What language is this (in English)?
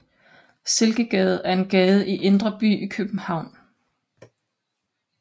Danish